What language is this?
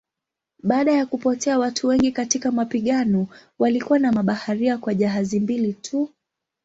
Swahili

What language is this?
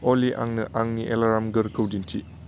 Bodo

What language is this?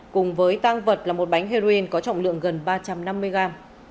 Vietnamese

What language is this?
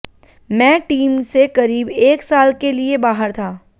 Hindi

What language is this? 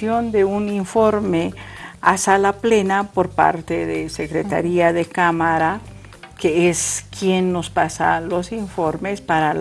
Spanish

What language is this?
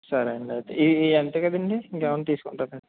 Telugu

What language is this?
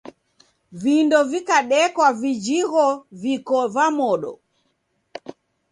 Taita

